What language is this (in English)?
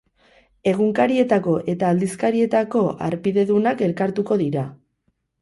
Basque